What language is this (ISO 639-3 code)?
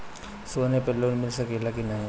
bho